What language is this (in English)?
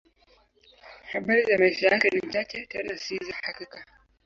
Swahili